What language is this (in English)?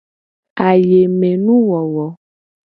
Gen